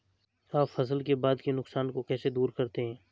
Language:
Hindi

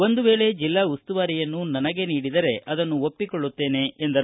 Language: Kannada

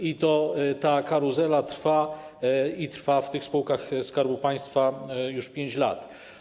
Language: Polish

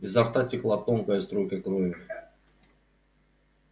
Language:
Russian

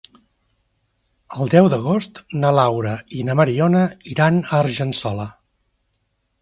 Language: Catalan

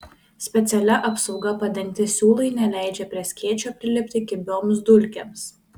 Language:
Lithuanian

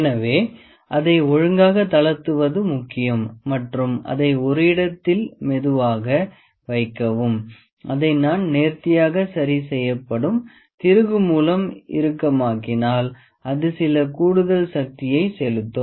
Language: Tamil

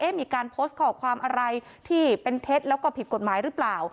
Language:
Thai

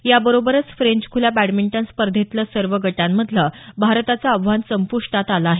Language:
Marathi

